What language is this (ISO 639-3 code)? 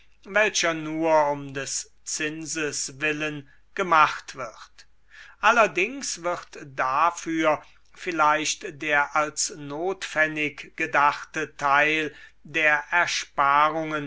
deu